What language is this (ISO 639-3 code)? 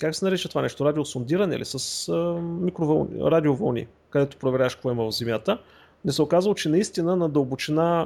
bul